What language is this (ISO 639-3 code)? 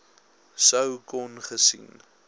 afr